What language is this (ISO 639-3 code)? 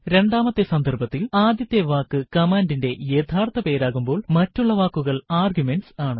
mal